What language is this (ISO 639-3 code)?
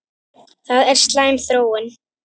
isl